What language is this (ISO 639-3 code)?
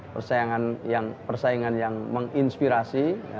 ind